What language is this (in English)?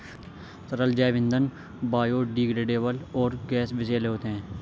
Hindi